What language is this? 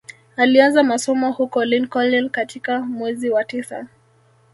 Swahili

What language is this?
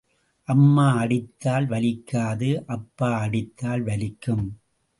Tamil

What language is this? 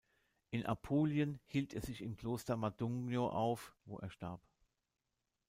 German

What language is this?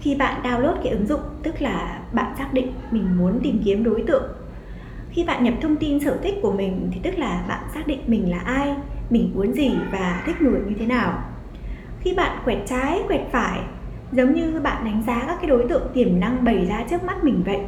Vietnamese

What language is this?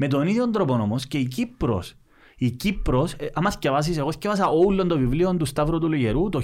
Greek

